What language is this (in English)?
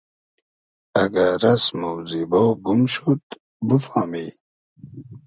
Hazaragi